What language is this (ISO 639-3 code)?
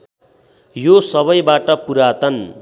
nep